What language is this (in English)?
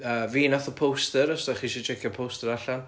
Welsh